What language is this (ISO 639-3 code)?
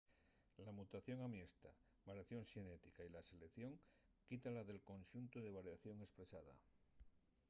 ast